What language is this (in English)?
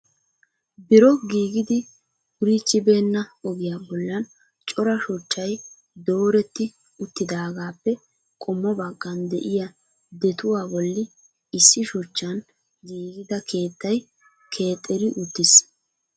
Wolaytta